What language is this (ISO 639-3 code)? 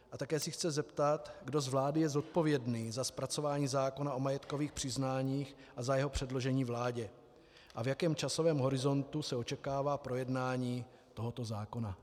ces